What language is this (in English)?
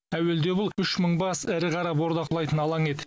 Kazakh